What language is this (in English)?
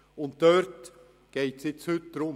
Swiss German